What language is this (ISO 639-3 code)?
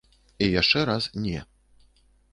bel